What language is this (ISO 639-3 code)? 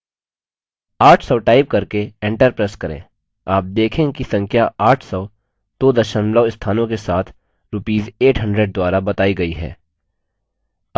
hin